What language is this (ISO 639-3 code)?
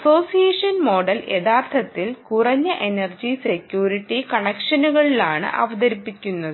mal